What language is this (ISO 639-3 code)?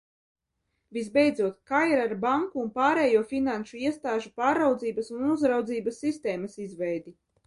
lav